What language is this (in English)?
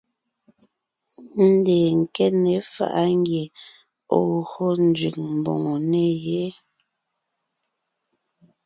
Ngiemboon